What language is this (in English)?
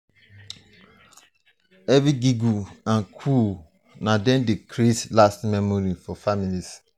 Nigerian Pidgin